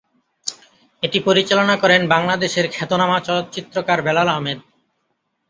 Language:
Bangla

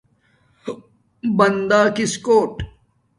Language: Domaaki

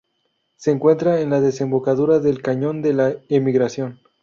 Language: Spanish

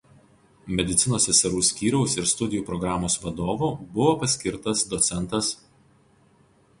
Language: Lithuanian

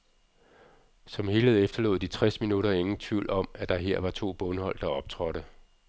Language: Danish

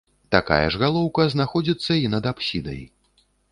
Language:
Belarusian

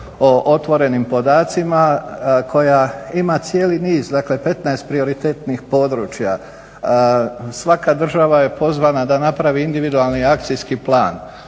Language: Croatian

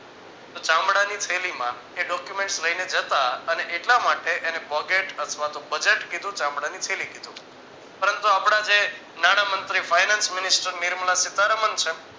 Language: Gujarati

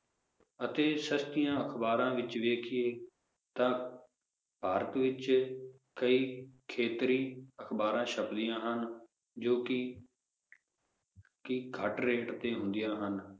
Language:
Punjabi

